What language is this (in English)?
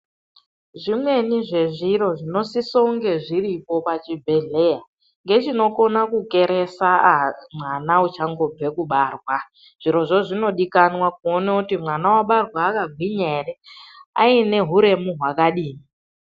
Ndau